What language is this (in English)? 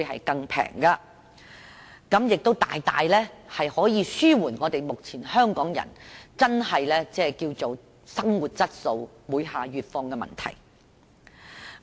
Cantonese